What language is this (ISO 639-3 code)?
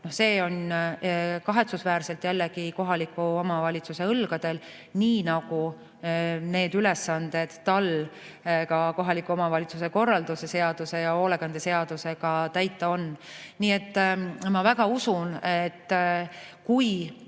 est